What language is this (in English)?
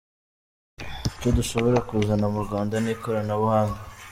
Kinyarwanda